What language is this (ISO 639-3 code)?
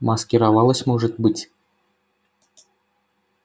rus